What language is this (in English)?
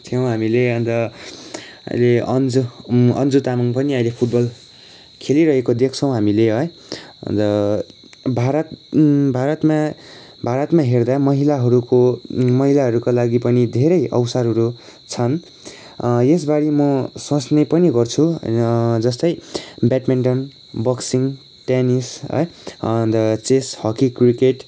Nepali